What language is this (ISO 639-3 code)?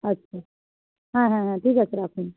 ben